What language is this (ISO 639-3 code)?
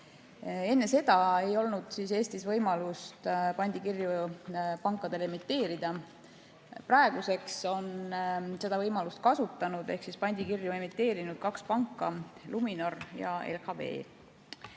est